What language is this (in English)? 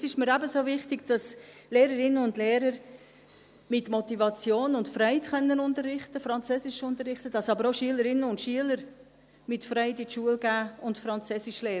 Swiss German